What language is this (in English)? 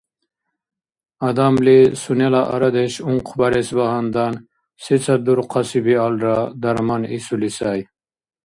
Dargwa